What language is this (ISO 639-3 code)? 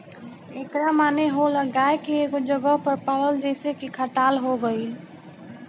bho